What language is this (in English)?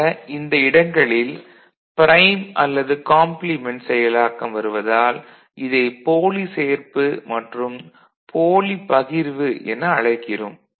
Tamil